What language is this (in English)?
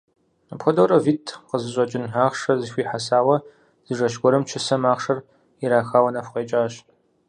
Kabardian